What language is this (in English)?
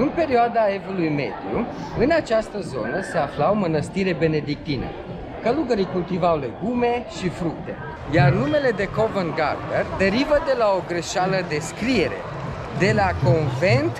Romanian